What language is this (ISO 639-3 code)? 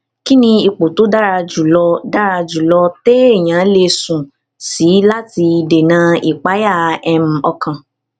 yor